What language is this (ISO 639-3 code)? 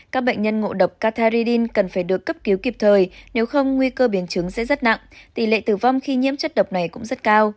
vie